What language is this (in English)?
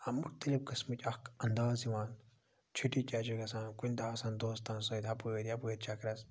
Kashmiri